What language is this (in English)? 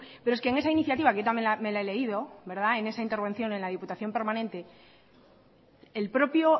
Spanish